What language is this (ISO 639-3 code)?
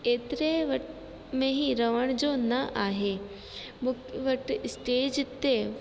snd